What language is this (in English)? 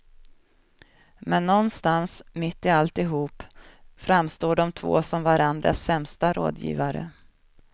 Swedish